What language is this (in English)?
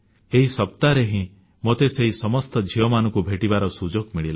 Odia